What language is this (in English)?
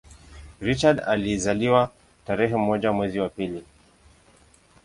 Swahili